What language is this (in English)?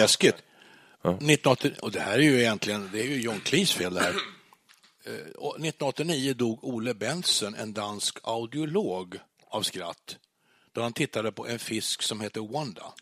Swedish